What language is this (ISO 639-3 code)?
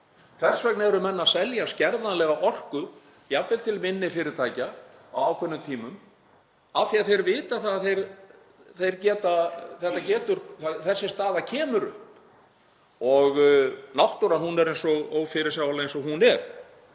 isl